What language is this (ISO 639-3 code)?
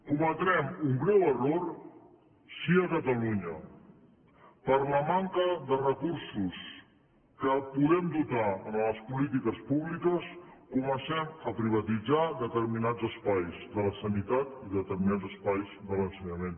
cat